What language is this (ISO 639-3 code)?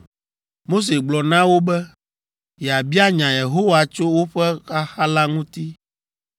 ewe